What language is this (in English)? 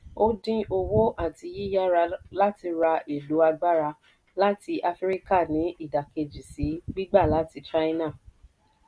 Yoruba